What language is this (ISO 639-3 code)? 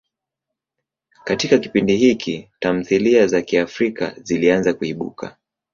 swa